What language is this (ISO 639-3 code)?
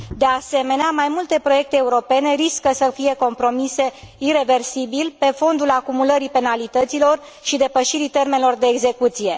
ron